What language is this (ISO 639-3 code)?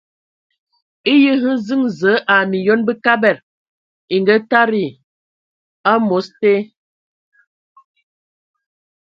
ewo